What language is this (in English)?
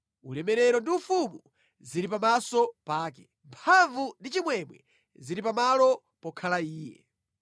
Nyanja